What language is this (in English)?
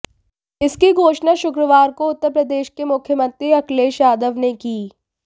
Hindi